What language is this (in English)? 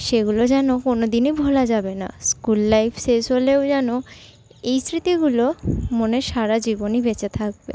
Bangla